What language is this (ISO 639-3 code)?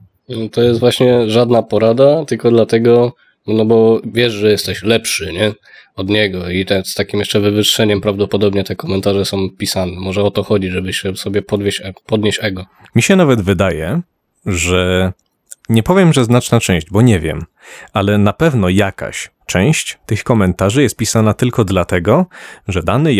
pol